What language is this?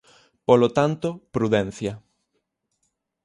Galician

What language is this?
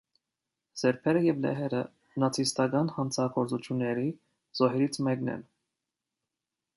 Armenian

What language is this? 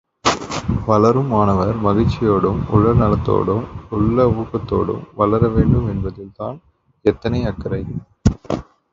Tamil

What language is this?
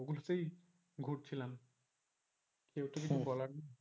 Bangla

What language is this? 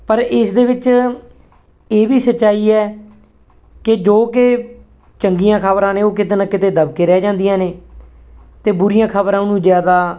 Punjabi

